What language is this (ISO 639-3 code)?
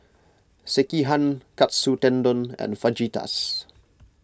eng